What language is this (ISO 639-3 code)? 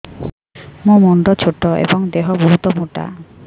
ori